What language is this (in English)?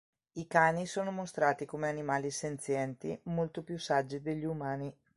Italian